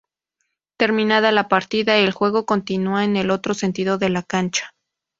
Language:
Spanish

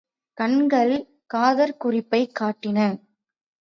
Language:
Tamil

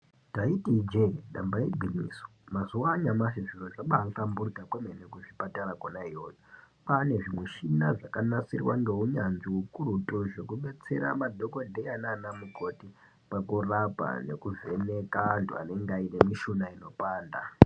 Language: Ndau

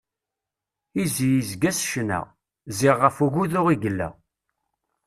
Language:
Kabyle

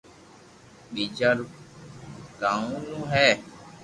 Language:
Loarki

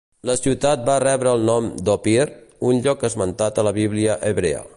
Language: Catalan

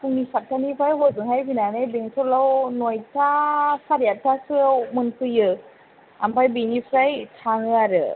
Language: Bodo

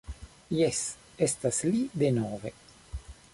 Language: Esperanto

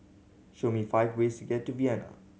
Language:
English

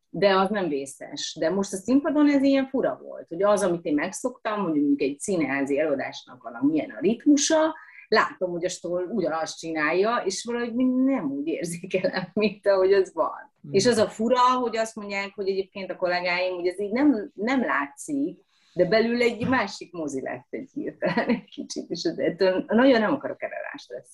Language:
Hungarian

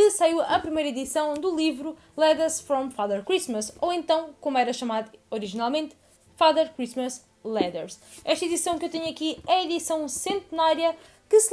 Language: Portuguese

